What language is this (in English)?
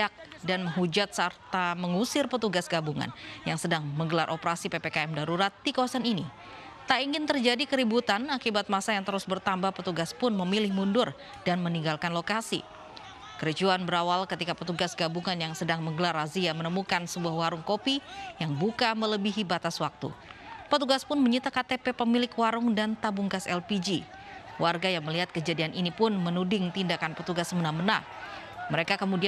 Indonesian